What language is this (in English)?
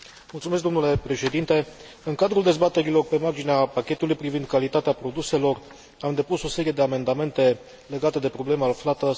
Romanian